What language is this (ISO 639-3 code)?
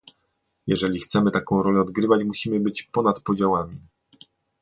pol